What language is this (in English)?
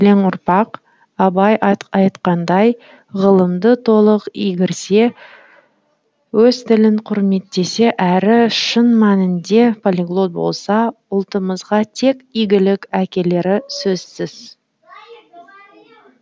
Kazakh